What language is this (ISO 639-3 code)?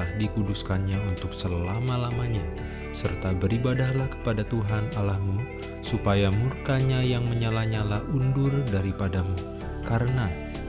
ind